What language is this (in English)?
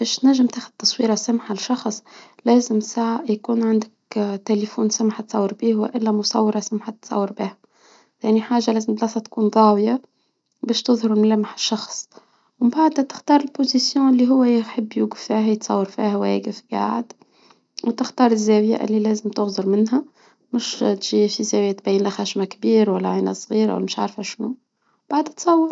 Tunisian Arabic